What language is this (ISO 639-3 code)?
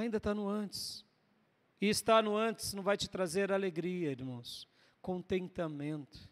por